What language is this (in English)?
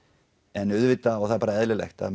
Icelandic